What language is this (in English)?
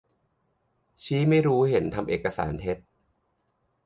Thai